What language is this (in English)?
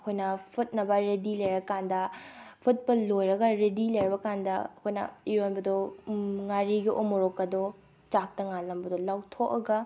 Manipuri